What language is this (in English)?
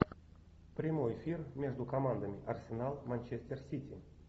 Russian